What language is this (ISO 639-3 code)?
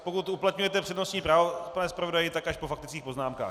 ces